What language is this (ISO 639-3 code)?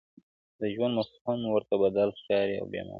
pus